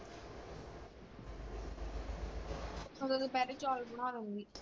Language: Punjabi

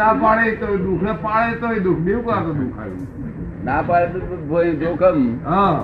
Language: Gujarati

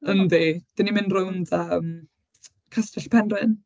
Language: Welsh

